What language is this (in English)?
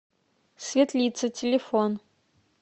Russian